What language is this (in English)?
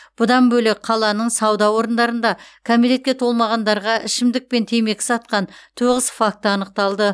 Kazakh